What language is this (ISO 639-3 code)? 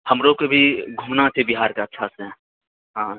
mai